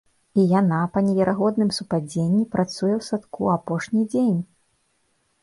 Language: Belarusian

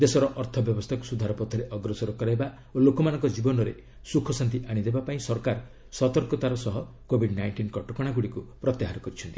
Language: Odia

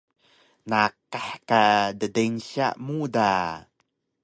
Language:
Taroko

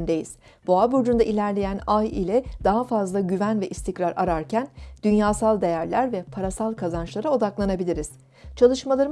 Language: Turkish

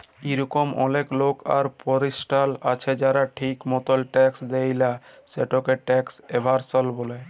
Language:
Bangla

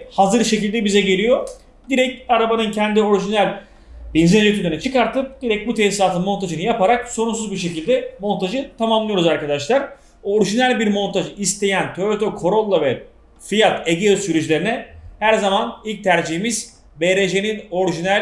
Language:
Turkish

